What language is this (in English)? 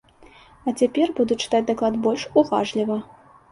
Belarusian